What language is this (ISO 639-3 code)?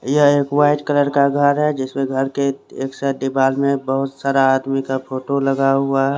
hin